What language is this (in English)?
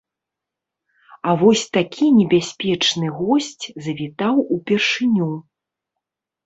Belarusian